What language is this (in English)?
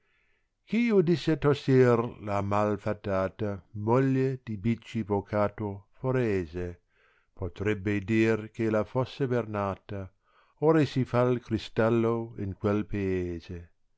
Italian